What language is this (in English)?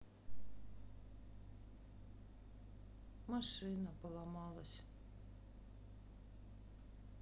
Russian